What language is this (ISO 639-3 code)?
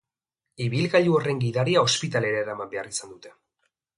eus